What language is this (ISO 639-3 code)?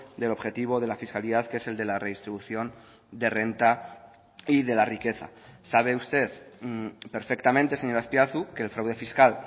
spa